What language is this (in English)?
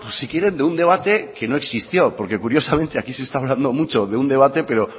Spanish